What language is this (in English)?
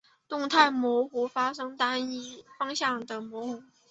Chinese